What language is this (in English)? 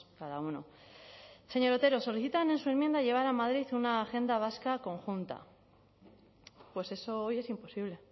Spanish